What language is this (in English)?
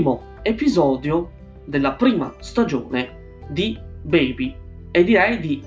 Italian